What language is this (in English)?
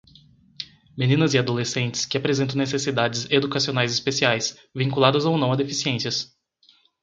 Portuguese